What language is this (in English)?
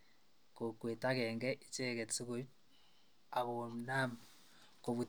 Kalenjin